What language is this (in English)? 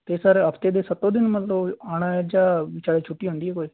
Punjabi